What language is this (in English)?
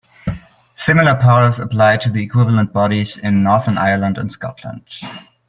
English